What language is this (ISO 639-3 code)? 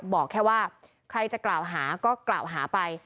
tha